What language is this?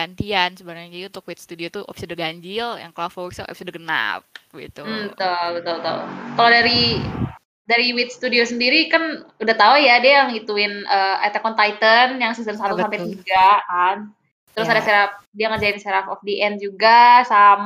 Indonesian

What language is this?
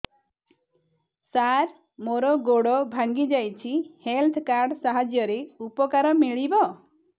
Odia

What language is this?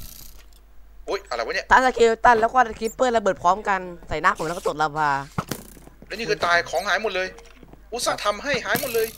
Thai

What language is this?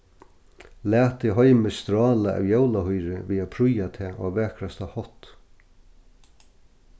Faroese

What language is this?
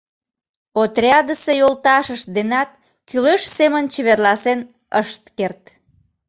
Mari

